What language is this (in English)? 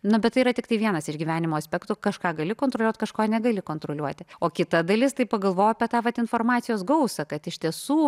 Lithuanian